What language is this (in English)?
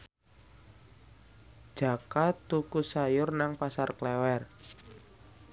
Javanese